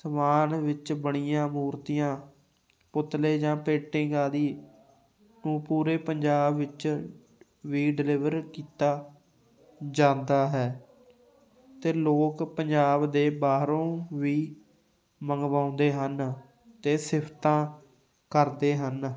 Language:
Punjabi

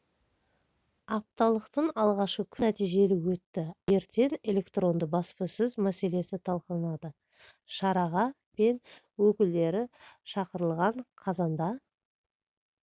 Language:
Kazakh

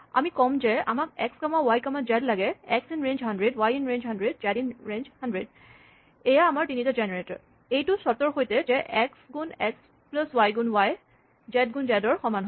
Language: Assamese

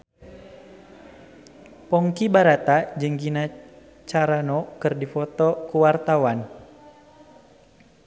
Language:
Sundanese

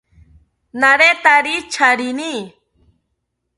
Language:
South Ucayali Ashéninka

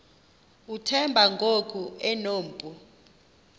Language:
Xhosa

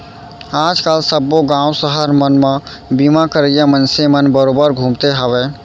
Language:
Chhattisgarhi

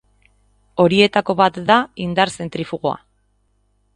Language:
Basque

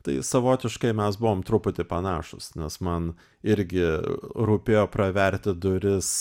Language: Lithuanian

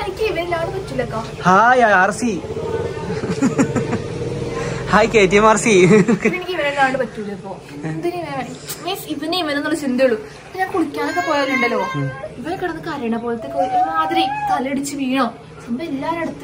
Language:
Malayalam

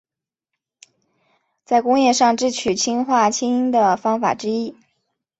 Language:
Chinese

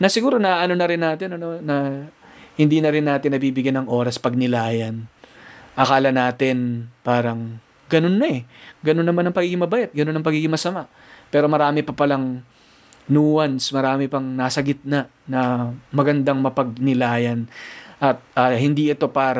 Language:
Filipino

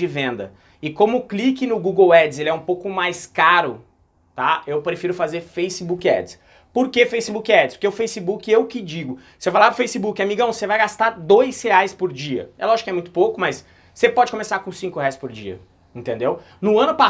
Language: Portuguese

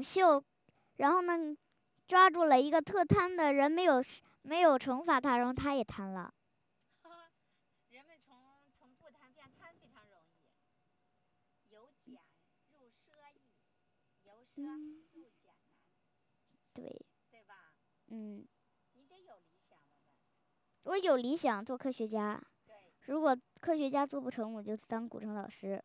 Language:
Chinese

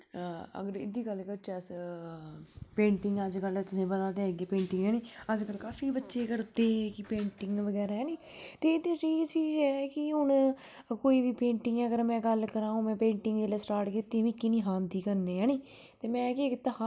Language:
Dogri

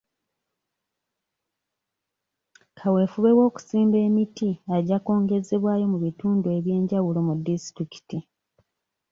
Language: Ganda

